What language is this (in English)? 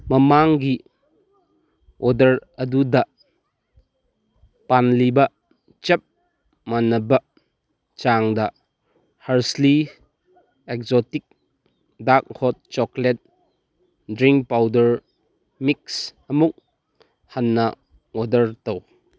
Manipuri